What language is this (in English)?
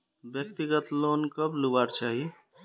Magahi